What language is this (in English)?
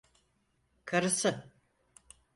Turkish